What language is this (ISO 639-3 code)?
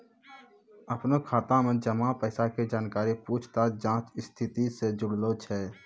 mai